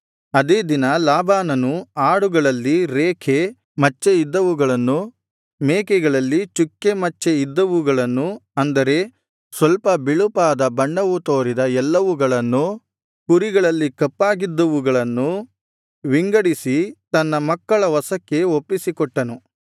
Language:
Kannada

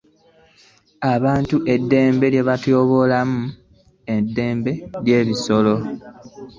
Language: Ganda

